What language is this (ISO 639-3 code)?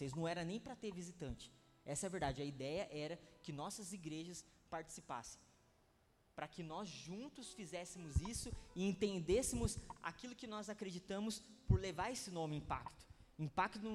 por